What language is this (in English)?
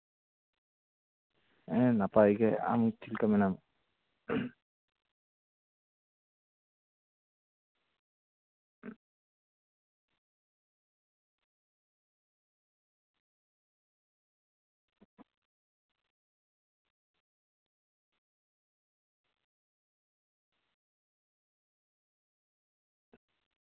Santali